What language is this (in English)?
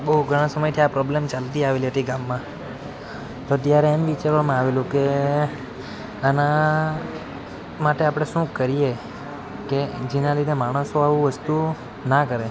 Gujarati